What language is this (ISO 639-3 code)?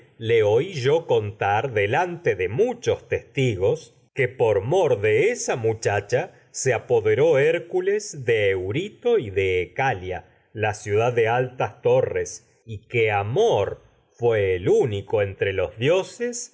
spa